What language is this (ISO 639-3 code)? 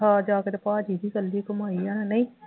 pan